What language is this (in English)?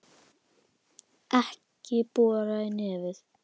Icelandic